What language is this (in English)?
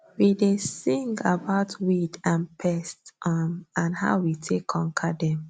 Nigerian Pidgin